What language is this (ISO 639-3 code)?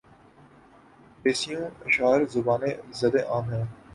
urd